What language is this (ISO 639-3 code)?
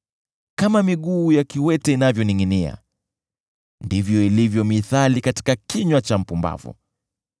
swa